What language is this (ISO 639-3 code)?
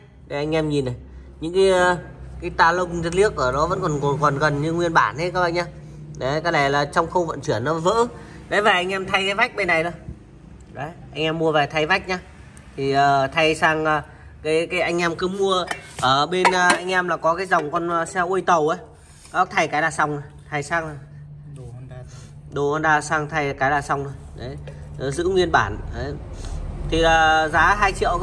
vie